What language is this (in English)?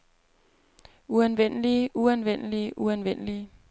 Danish